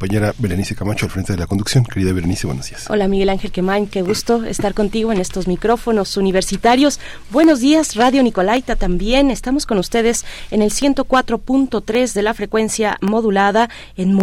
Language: Spanish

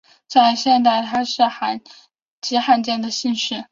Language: Chinese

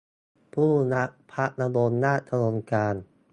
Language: Thai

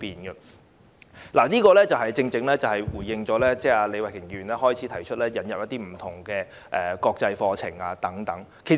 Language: Cantonese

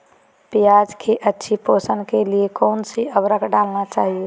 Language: Magahi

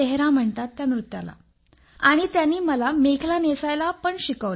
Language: Marathi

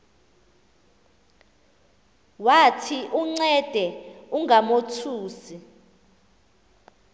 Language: Xhosa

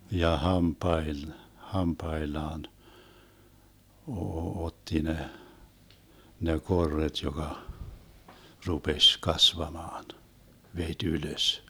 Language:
Finnish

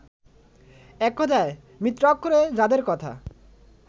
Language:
Bangla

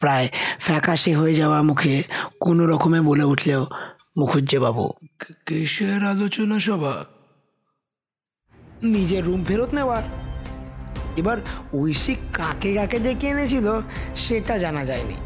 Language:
Bangla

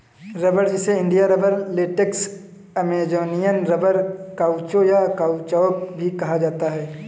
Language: Hindi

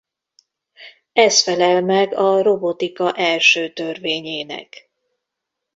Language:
Hungarian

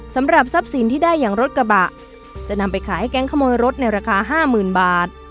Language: Thai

